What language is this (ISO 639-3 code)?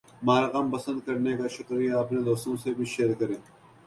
urd